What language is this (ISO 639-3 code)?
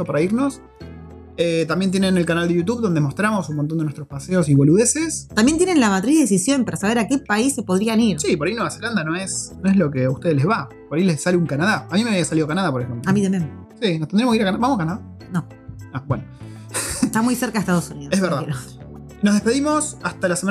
spa